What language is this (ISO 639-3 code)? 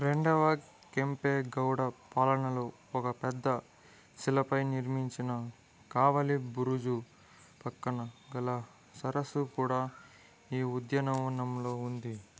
tel